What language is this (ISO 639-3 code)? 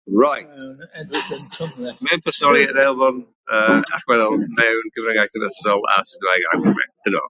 cym